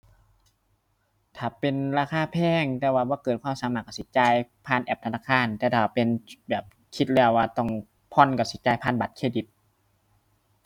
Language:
Thai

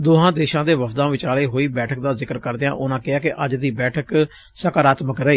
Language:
Punjabi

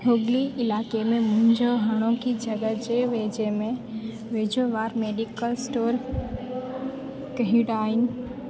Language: Sindhi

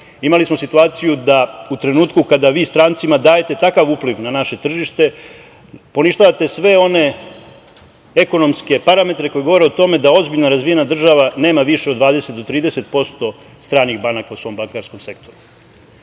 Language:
Serbian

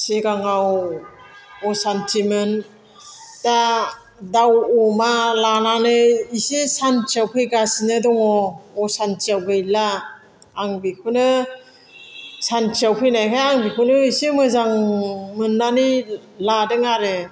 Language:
Bodo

